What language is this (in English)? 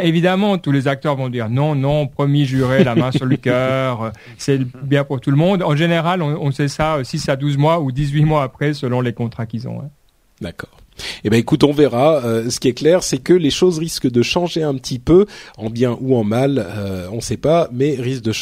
French